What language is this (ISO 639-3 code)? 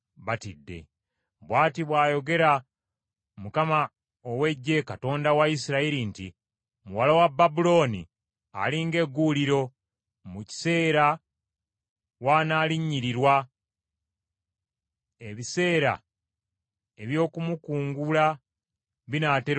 lug